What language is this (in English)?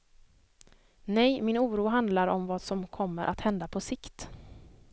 Swedish